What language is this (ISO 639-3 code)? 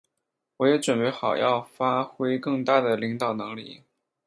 zho